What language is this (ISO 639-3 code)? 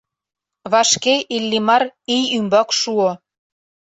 chm